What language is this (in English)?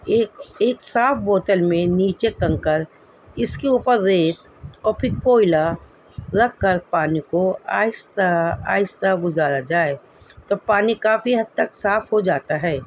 Urdu